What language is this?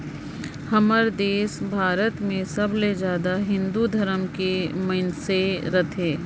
Chhattisgarhi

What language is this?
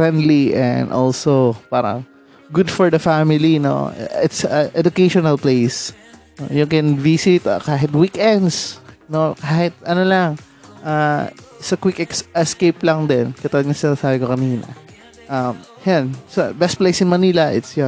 Filipino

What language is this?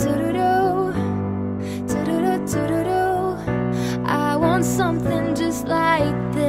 English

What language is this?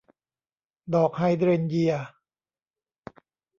Thai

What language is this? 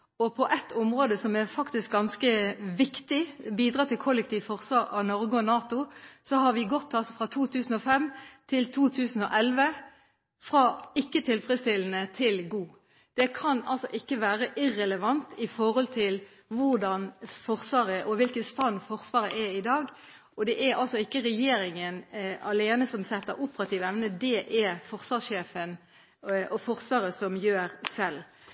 Norwegian Bokmål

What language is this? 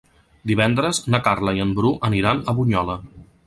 Catalan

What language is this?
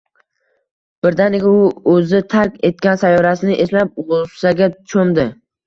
Uzbek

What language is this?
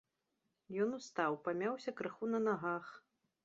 Belarusian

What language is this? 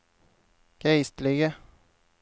Norwegian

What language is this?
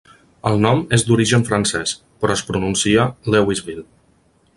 Catalan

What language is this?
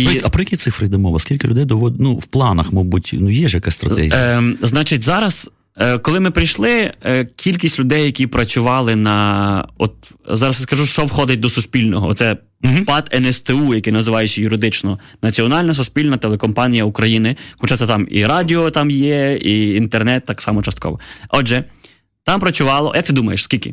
Ukrainian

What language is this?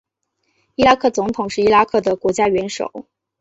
Chinese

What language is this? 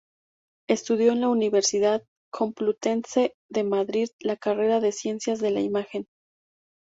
Spanish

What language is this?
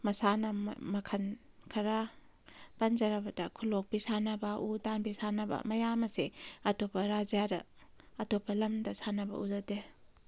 Manipuri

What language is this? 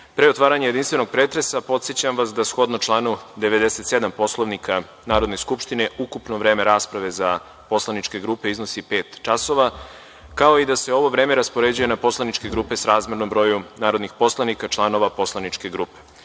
Serbian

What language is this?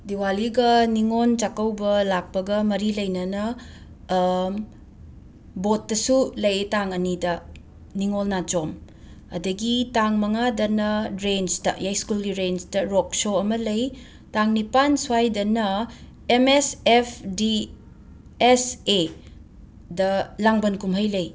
Manipuri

